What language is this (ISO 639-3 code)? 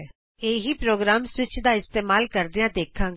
pan